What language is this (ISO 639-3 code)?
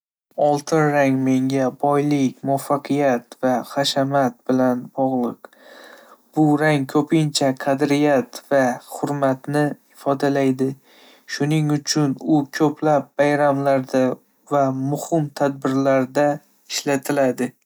uzb